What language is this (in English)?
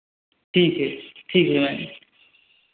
Hindi